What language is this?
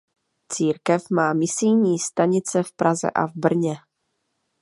Czech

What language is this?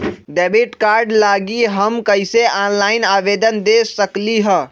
Magahi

